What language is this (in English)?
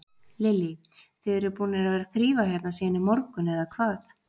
Icelandic